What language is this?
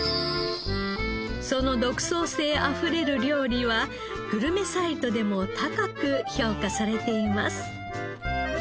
Japanese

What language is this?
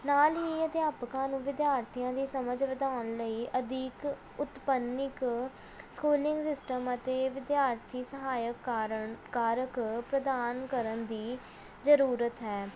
Punjabi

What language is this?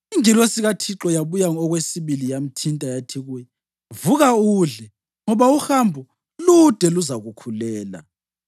North Ndebele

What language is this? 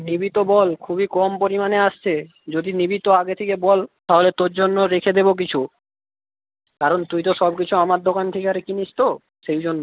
Bangla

